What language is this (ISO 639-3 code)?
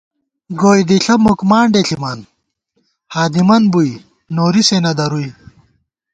gwt